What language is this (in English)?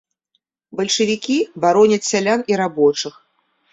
Belarusian